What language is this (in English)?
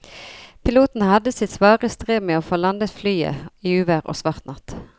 Norwegian